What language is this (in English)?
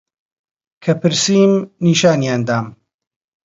Central Kurdish